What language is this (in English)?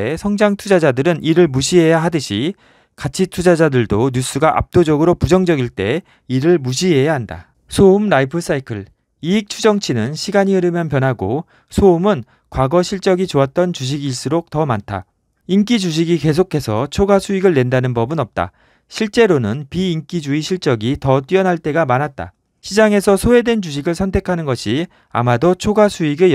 Korean